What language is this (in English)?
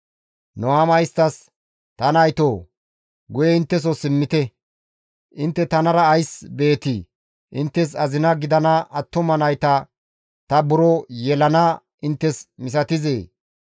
Gamo